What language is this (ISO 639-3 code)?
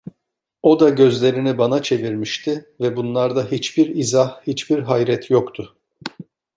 tur